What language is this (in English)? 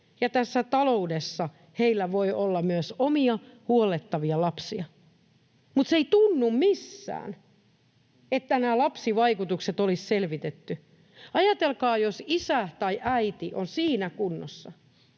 Finnish